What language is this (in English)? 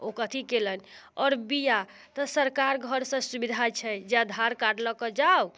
Maithili